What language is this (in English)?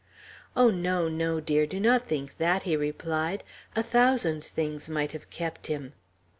English